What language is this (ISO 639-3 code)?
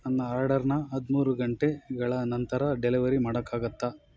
kan